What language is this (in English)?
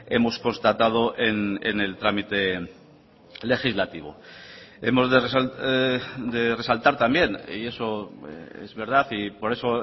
Spanish